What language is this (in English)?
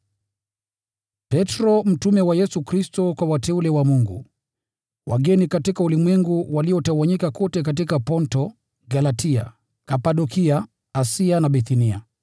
Swahili